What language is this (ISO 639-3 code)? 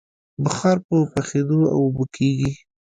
pus